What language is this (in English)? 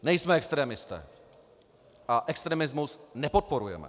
Czech